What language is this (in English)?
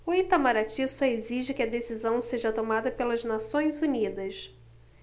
Portuguese